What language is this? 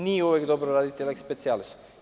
Serbian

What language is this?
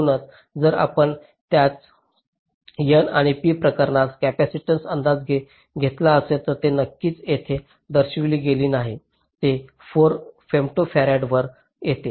Marathi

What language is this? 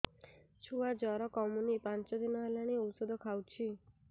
Odia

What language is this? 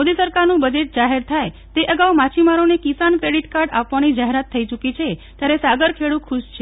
Gujarati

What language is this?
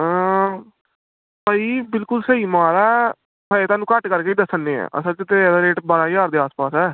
Punjabi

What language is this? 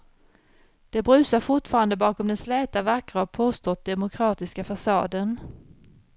Swedish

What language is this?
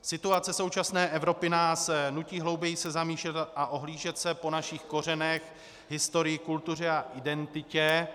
Czech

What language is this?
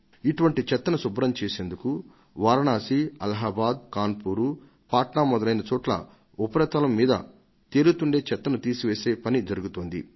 Telugu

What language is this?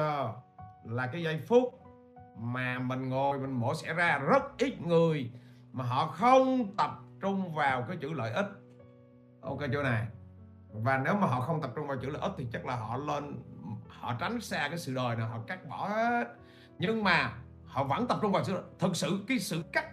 Vietnamese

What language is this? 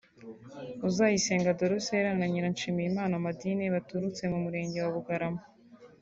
Kinyarwanda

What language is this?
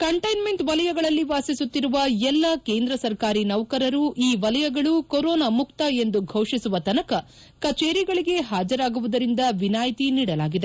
Kannada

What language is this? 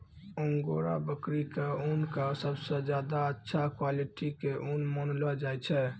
Maithili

